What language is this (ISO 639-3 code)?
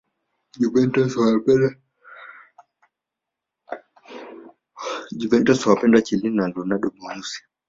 swa